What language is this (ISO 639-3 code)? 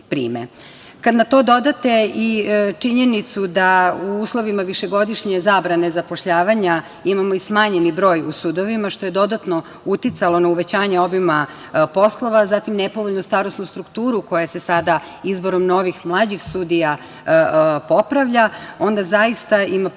srp